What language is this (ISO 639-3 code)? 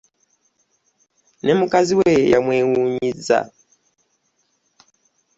lug